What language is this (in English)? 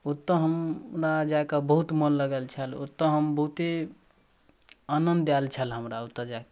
Maithili